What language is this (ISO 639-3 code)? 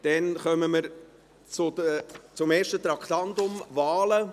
gsw